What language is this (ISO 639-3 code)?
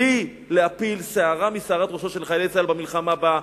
heb